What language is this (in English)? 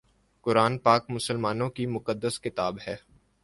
Urdu